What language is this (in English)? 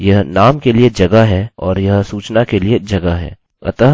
Hindi